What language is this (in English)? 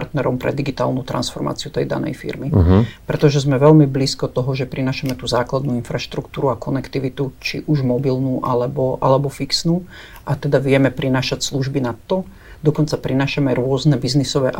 Slovak